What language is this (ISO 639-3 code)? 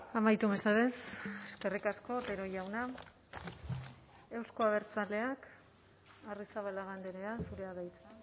eus